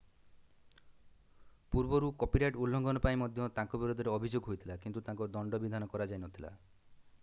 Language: Odia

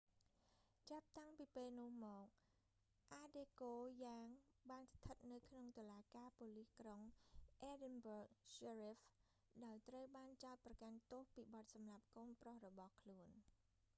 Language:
Khmer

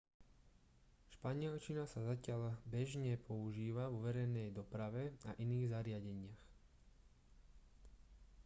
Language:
Slovak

